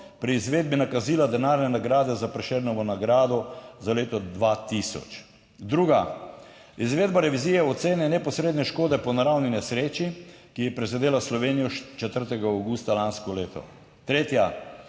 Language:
Slovenian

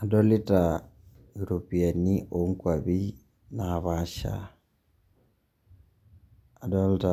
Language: Masai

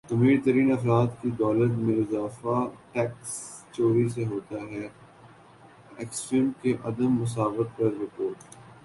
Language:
Urdu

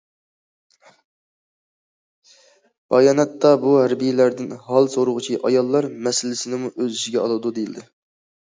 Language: Uyghur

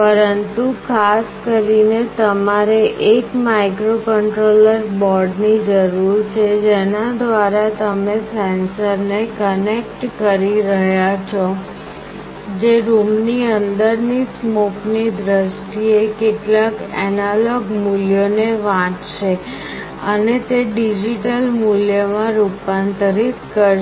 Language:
Gujarati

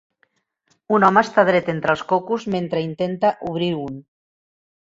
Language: Catalan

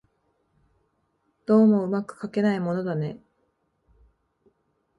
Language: Japanese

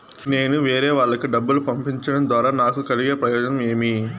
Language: Telugu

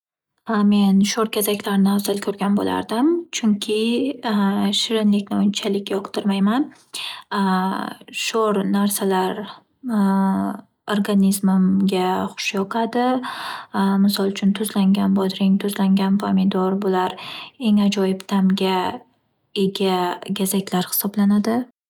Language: Uzbek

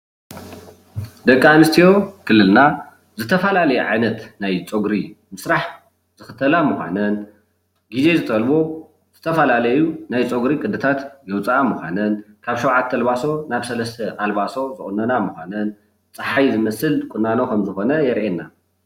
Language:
Tigrinya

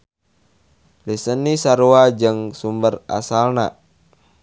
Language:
Sundanese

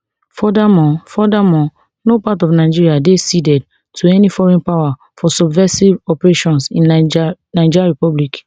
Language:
Nigerian Pidgin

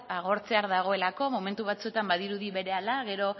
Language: Basque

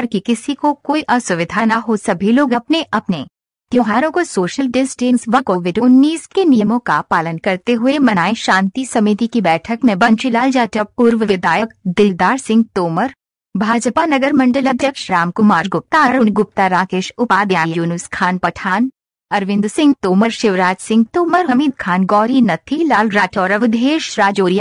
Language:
Hindi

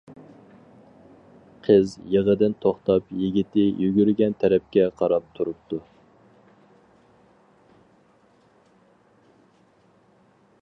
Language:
Uyghur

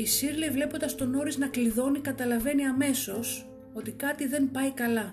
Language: Greek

